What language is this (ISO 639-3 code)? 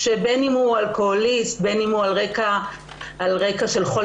heb